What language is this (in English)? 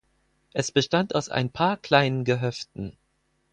German